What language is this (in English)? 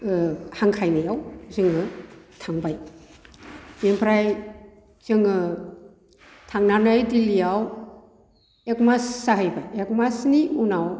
Bodo